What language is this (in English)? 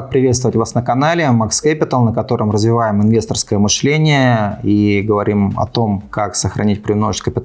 Russian